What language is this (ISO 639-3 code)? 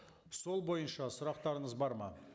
kaz